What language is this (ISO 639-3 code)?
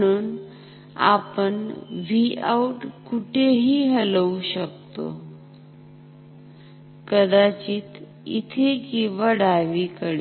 mar